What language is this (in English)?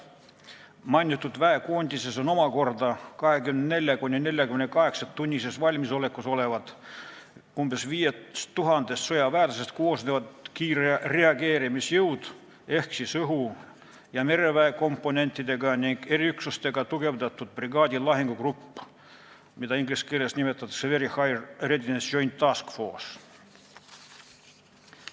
Estonian